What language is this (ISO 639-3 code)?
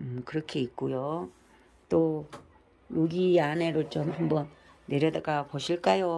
kor